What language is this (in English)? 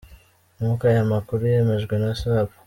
Kinyarwanda